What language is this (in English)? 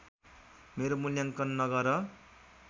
Nepali